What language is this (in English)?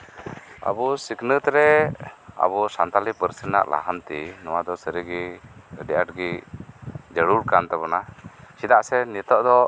Santali